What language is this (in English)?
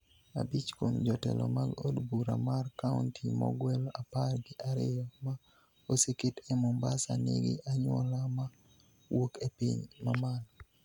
Luo (Kenya and Tanzania)